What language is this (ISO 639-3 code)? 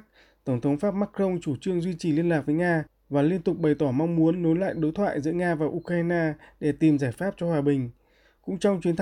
vie